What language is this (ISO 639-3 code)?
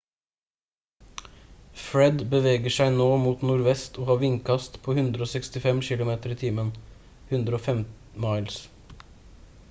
nob